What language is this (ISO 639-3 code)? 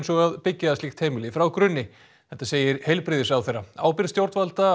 isl